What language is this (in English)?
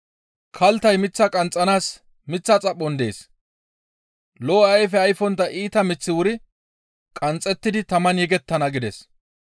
Gamo